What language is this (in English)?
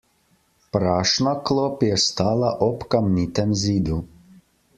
Slovenian